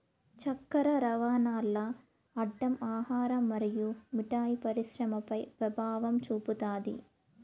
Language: Telugu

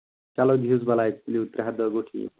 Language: Kashmiri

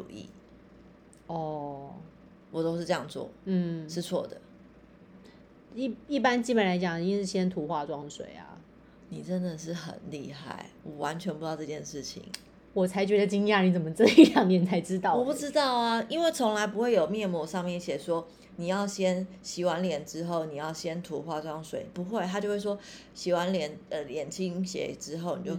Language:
Chinese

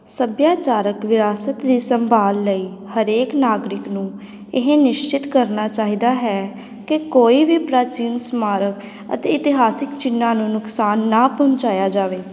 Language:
Punjabi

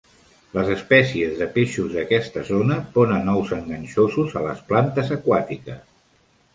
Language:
Catalan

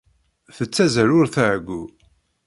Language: Kabyle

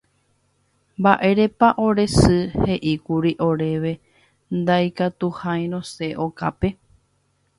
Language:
Guarani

